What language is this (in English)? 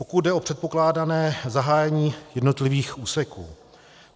Czech